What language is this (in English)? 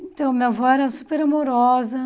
Portuguese